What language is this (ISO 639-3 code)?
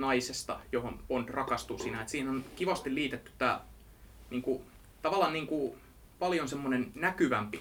fin